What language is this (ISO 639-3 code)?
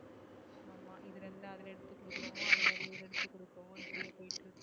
tam